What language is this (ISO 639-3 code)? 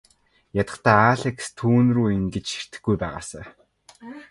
mon